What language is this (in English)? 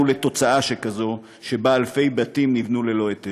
Hebrew